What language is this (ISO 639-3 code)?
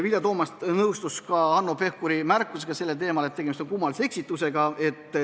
est